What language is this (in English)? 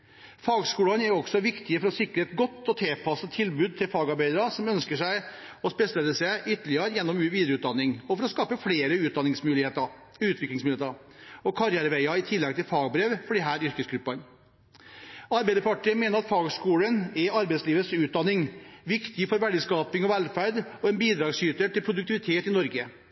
Norwegian Bokmål